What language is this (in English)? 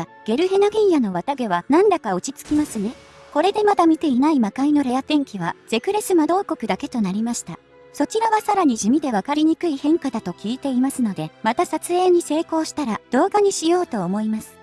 Japanese